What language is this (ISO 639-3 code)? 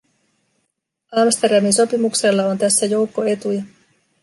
fin